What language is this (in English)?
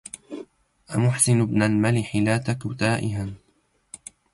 Arabic